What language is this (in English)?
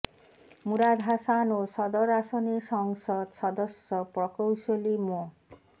Bangla